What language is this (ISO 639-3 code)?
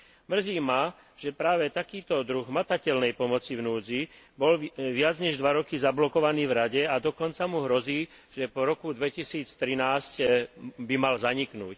slk